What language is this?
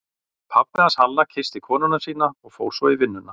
Icelandic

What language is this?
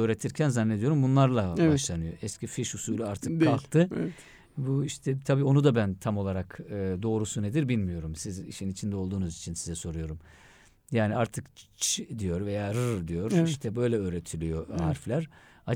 Turkish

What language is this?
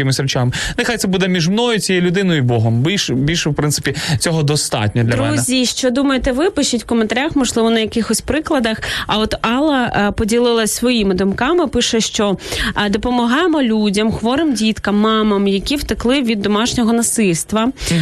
Ukrainian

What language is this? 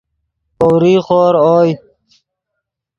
Yidgha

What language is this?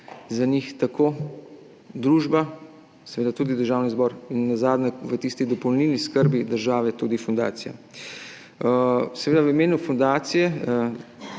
Slovenian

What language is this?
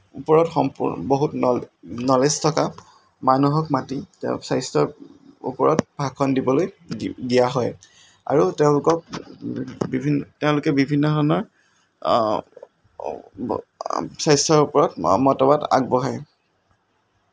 Assamese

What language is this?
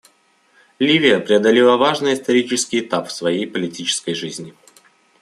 Russian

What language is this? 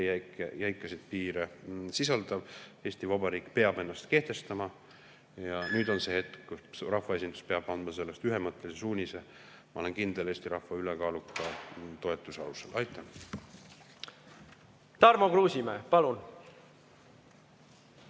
Estonian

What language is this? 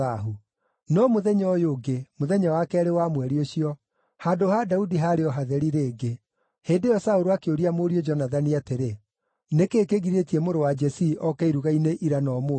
Kikuyu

